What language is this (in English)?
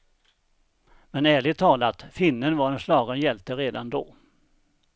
Swedish